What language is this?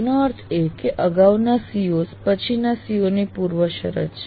Gujarati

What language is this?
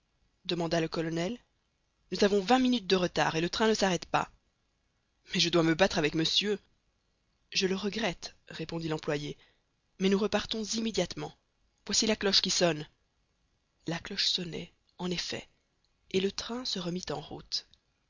French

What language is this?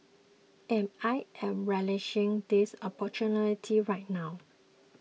English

